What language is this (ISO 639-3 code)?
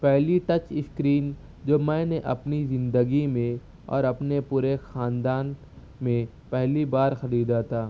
urd